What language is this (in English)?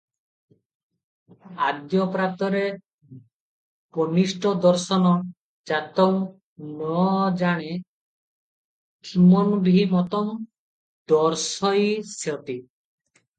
Odia